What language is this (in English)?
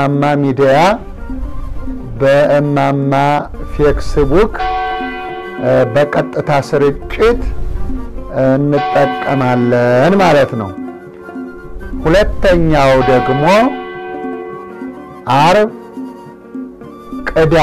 Arabic